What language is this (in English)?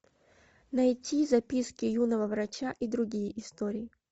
Russian